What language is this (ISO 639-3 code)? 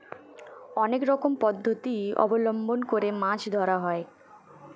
ben